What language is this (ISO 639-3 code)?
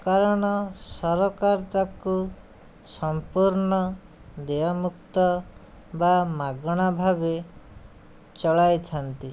ori